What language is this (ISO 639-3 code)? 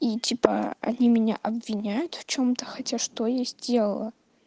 rus